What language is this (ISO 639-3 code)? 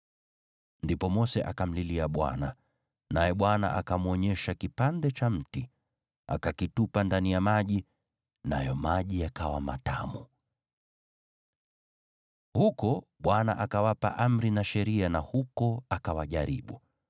swa